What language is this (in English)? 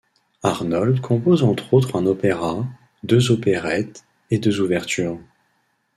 French